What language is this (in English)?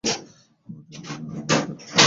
Bangla